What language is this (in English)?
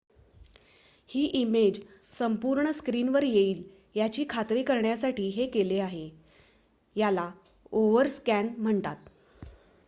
Marathi